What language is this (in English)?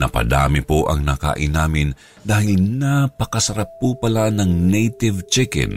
Filipino